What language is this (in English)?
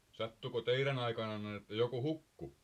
Finnish